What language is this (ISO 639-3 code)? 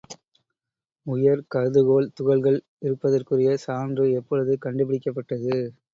tam